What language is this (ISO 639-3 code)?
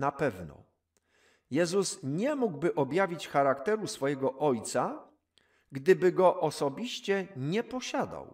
pol